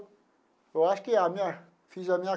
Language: Portuguese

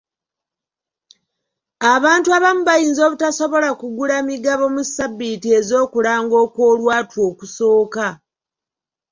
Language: Ganda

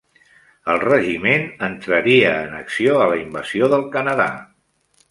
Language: Catalan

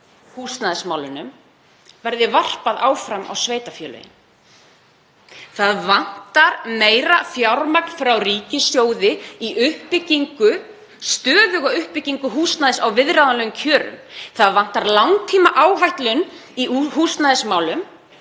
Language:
Icelandic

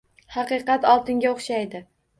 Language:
Uzbek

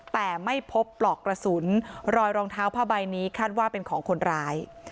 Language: Thai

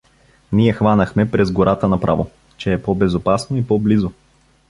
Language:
Bulgarian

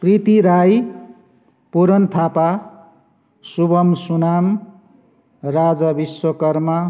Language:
Nepali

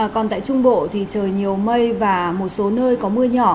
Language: Vietnamese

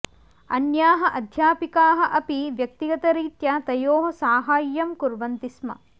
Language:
Sanskrit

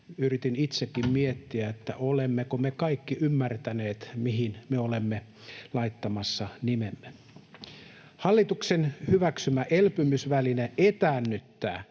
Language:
Finnish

